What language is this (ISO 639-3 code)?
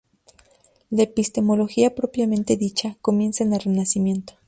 spa